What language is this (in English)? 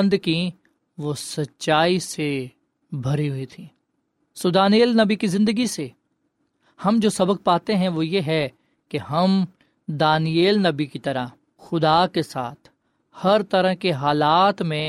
Urdu